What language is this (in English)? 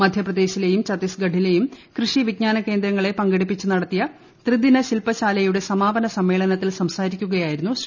Malayalam